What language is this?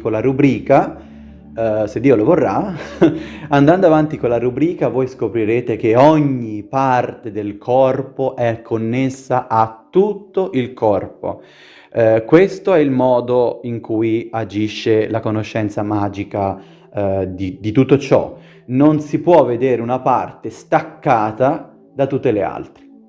Italian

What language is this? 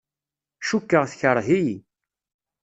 Kabyle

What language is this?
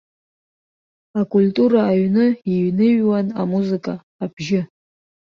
Abkhazian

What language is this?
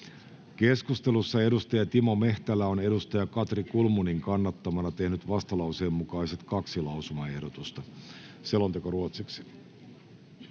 Finnish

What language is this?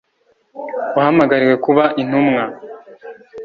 Kinyarwanda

